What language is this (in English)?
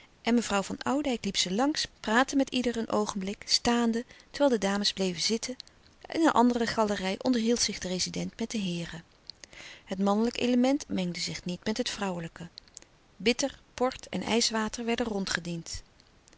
Dutch